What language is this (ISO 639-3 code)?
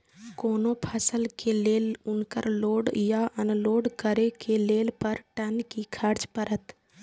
mai